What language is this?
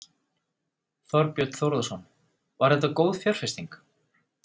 Icelandic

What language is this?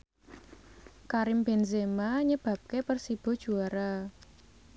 Javanese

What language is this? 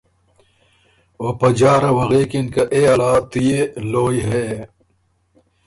Ormuri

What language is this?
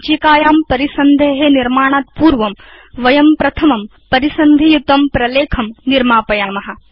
Sanskrit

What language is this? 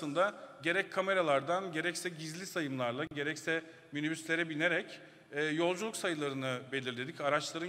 Turkish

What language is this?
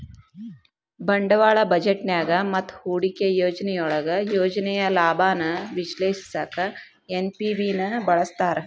Kannada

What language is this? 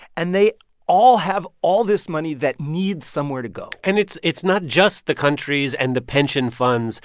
English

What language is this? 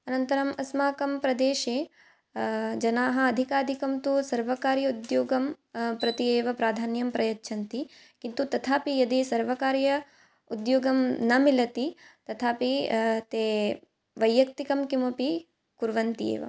Sanskrit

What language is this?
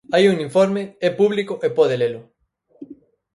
Galician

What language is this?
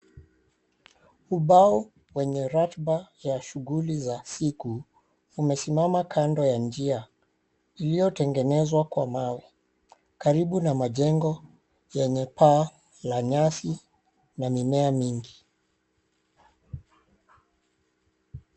Swahili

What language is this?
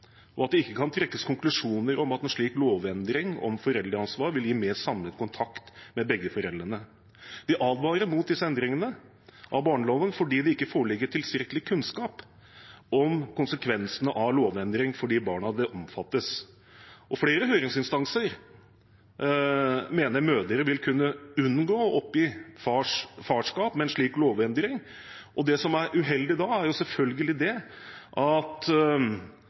Norwegian Bokmål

